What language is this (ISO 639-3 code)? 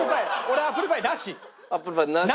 jpn